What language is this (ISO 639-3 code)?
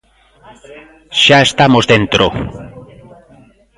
glg